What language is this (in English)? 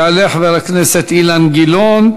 Hebrew